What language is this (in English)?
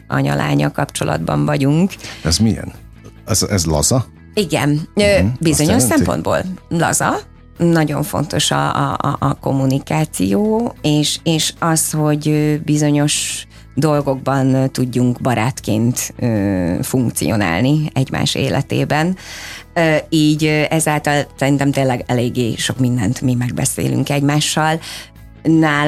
Hungarian